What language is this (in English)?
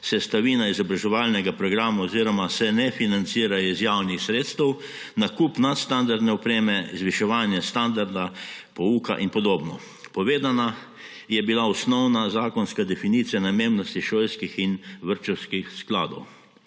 Slovenian